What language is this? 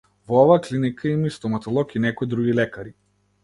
Macedonian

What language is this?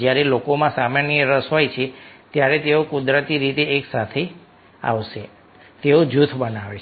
Gujarati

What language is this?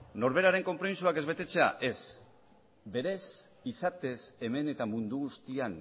Basque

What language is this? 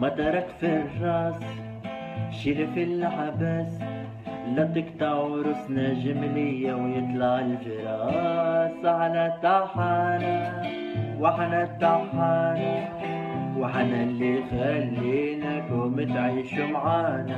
Arabic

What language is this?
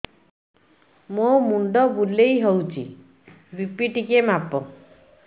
Odia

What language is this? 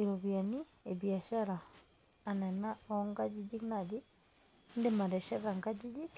Masai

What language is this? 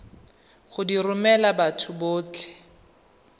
Tswana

